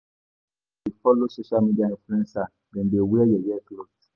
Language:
Nigerian Pidgin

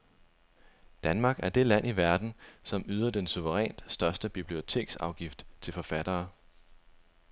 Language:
Danish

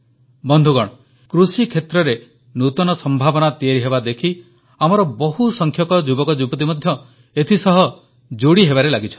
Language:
Odia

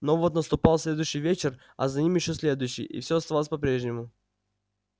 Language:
Russian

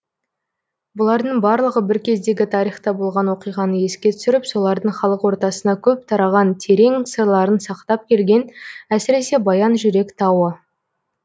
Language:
Kazakh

